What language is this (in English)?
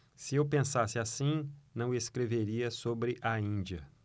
Portuguese